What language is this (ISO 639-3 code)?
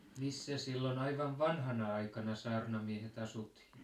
fin